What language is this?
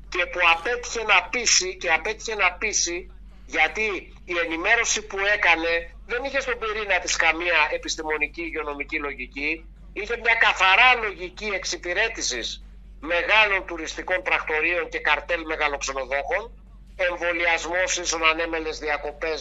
Greek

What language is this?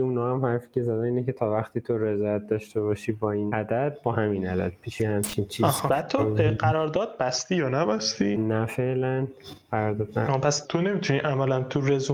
Persian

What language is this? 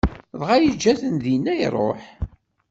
Kabyle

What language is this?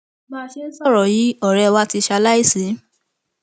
Yoruba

